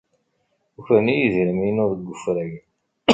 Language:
Kabyle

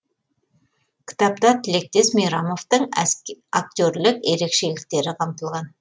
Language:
Kazakh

